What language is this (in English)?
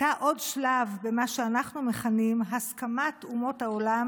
Hebrew